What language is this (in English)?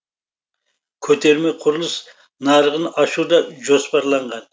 Kazakh